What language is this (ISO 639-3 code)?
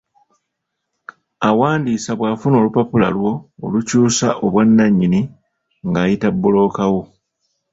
lug